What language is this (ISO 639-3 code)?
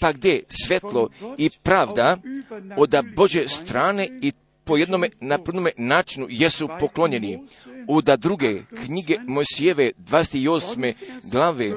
hrv